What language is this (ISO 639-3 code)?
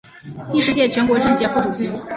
zho